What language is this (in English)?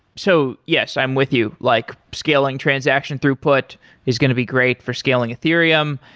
English